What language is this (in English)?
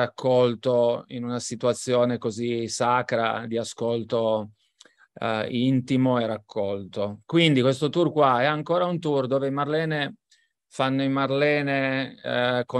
Italian